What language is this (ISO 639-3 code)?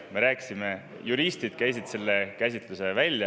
est